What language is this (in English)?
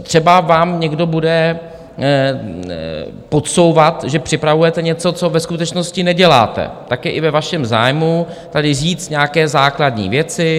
Czech